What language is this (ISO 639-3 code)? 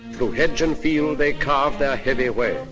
eng